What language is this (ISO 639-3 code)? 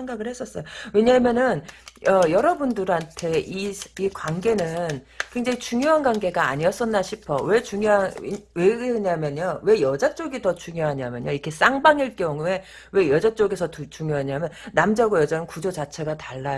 kor